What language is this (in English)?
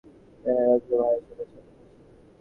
Bangla